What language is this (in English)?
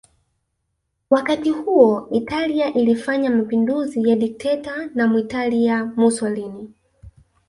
Swahili